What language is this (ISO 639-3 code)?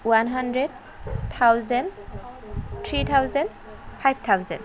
asm